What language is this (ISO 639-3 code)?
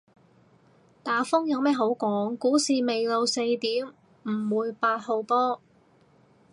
yue